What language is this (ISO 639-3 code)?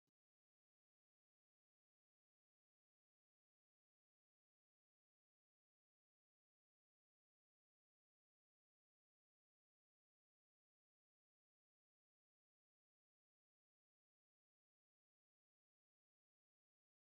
orm